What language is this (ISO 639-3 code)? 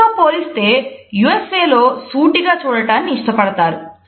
tel